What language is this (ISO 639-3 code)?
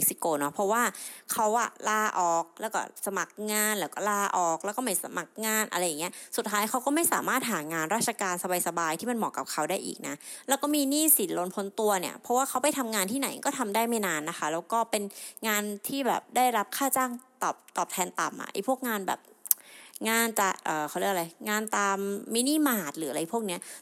tha